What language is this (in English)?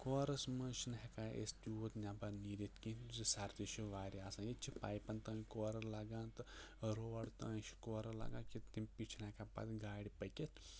Kashmiri